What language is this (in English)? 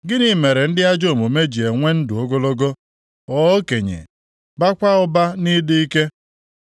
Igbo